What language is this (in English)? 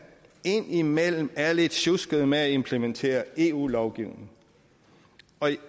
Danish